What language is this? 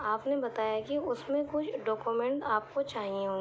Urdu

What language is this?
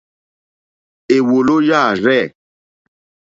Mokpwe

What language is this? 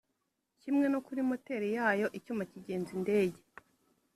Kinyarwanda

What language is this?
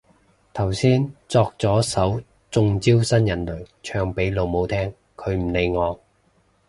Cantonese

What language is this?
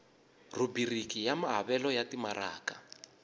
Tsonga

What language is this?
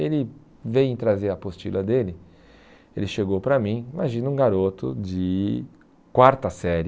Portuguese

